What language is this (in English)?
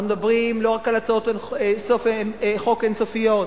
Hebrew